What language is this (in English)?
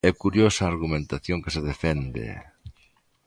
Galician